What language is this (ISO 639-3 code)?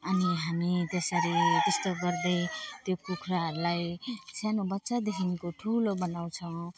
nep